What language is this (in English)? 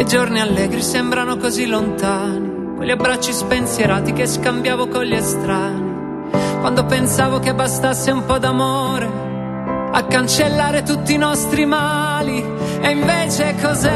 Italian